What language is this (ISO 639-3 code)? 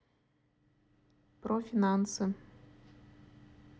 rus